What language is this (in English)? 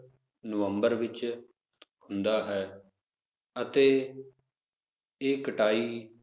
Punjabi